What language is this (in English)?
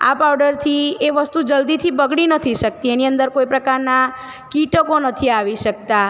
Gujarati